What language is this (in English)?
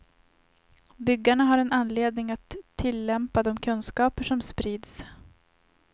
Swedish